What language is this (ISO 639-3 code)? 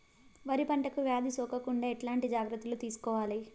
tel